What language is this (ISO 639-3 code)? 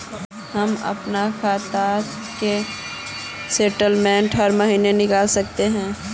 mag